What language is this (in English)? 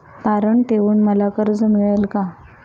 Marathi